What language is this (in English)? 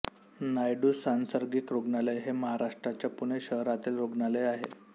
Marathi